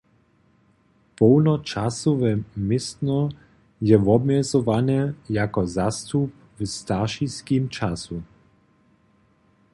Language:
Upper Sorbian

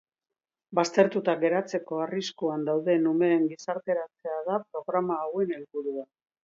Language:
Basque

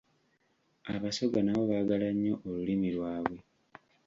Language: Ganda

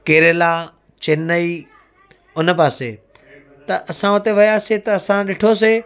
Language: Sindhi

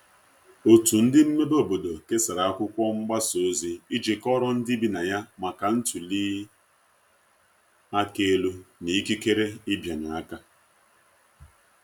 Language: Igbo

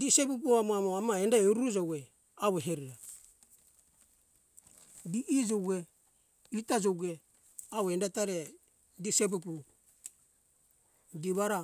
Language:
Hunjara-Kaina Ke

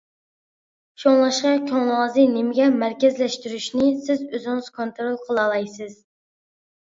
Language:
Uyghur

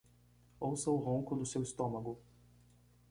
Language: Portuguese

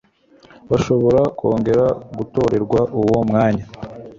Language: Kinyarwanda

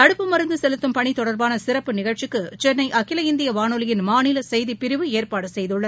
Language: Tamil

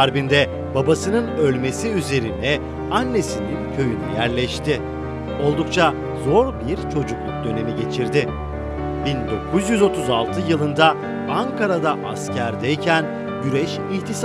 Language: Turkish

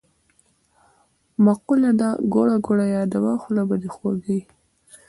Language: Pashto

